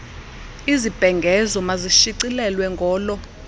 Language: Xhosa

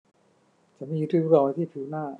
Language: Thai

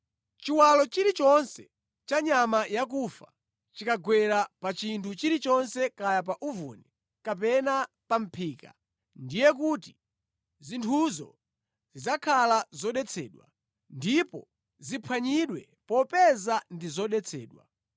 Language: Nyanja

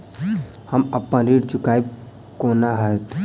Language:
Maithili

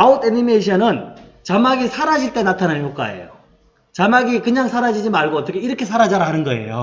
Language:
Korean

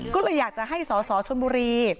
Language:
Thai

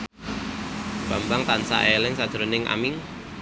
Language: Javanese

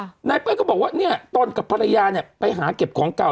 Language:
Thai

